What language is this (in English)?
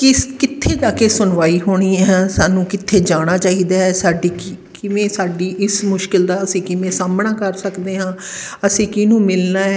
Punjabi